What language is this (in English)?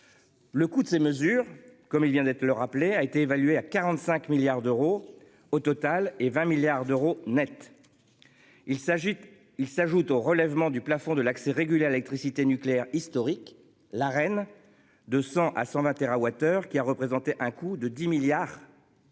French